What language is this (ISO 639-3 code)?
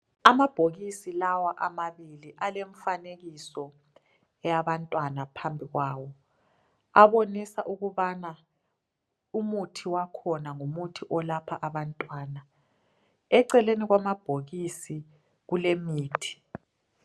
nde